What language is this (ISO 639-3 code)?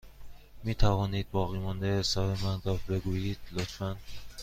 fas